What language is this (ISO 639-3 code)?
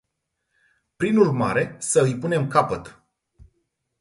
ron